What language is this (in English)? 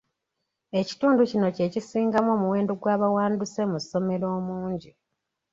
Ganda